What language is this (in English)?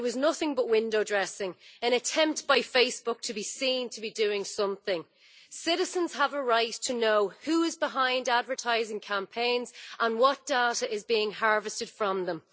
English